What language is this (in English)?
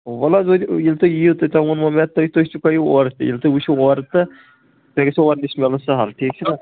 Kashmiri